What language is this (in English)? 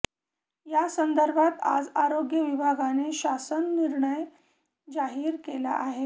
Marathi